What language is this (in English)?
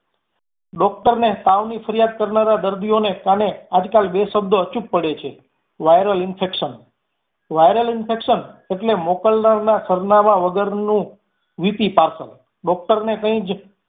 Gujarati